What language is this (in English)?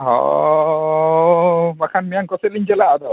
Santali